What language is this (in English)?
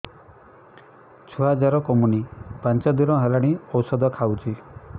Odia